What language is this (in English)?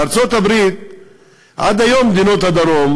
Hebrew